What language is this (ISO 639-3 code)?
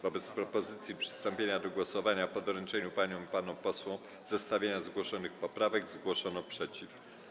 pol